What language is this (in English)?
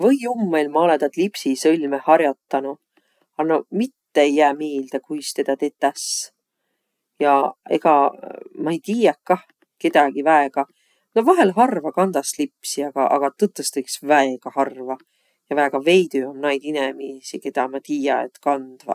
Võro